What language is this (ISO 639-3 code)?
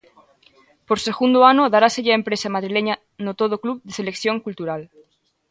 glg